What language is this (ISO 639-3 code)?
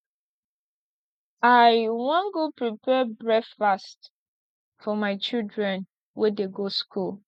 pcm